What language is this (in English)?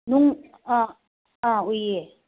Manipuri